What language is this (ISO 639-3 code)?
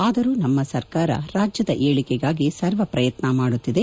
kan